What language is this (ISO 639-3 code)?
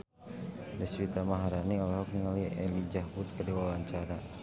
sun